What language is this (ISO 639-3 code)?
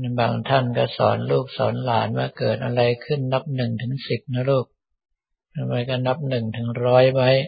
tha